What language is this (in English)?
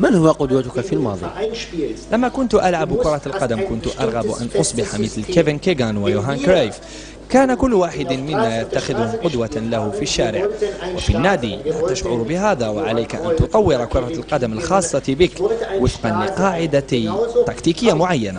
Arabic